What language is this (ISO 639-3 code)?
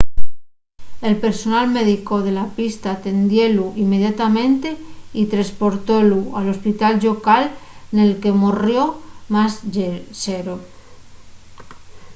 ast